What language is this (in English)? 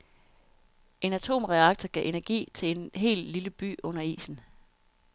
Danish